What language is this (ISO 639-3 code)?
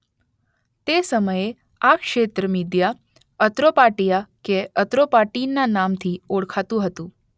guj